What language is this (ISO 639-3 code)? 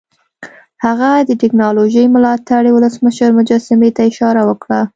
pus